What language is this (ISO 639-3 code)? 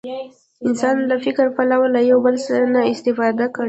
pus